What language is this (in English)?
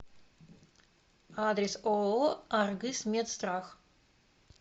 Russian